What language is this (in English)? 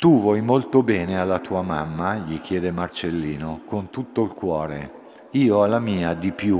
Italian